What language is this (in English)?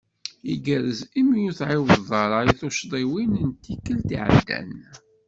Kabyle